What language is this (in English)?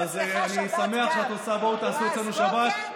Hebrew